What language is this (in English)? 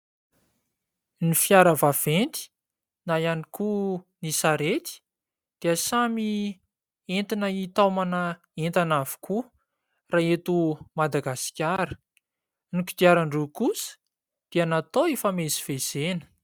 Malagasy